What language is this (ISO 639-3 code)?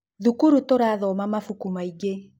kik